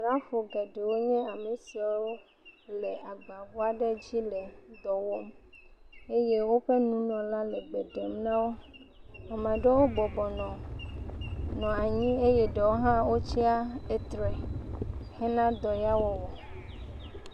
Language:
Ewe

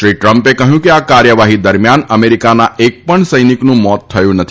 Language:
Gujarati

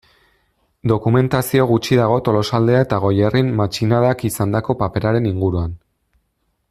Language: Basque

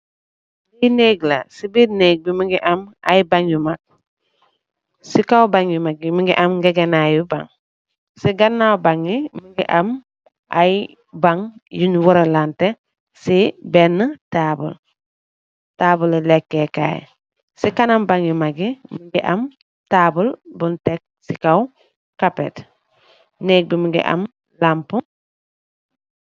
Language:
Wolof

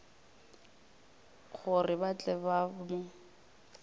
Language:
Northern Sotho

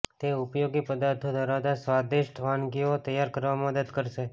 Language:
Gujarati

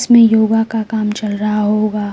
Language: Hindi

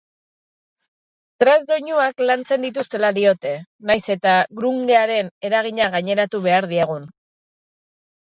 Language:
Basque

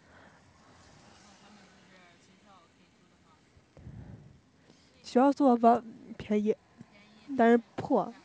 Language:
Chinese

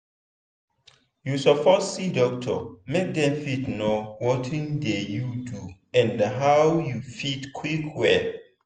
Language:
Nigerian Pidgin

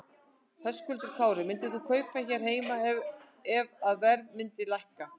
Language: Icelandic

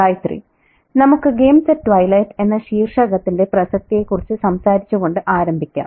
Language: Malayalam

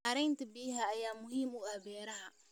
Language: Somali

